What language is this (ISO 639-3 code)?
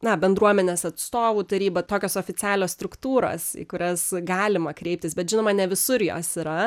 lit